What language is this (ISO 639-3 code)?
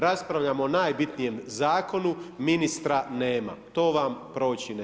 hrv